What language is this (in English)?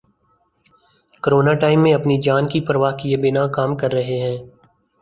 Urdu